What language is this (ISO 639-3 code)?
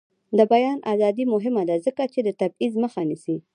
pus